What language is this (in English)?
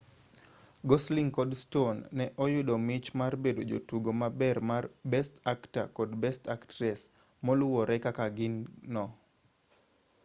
Luo (Kenya and Tanzania)